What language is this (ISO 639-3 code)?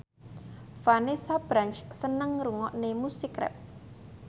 jav